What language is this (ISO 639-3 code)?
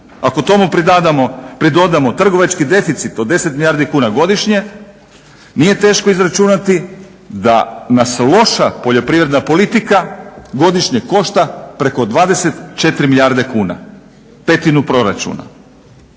hrv